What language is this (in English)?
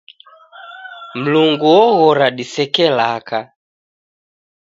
Taita